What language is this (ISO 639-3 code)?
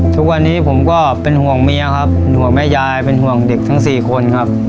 tha